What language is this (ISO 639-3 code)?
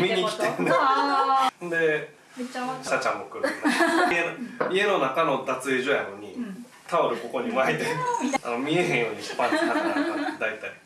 jpn